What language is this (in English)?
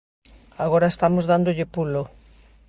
Galician